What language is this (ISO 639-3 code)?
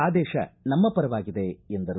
kan